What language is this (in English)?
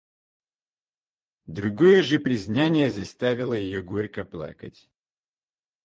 Russian